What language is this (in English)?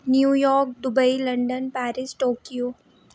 Dogri